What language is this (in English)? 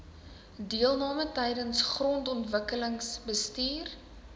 Afrikaans